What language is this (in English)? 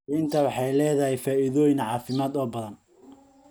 Somali